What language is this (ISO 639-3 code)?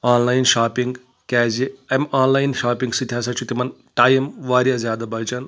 kas